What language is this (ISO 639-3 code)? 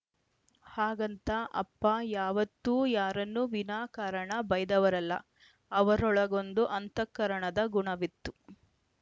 kan